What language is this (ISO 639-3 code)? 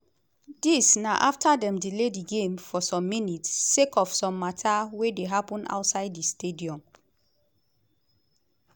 pcm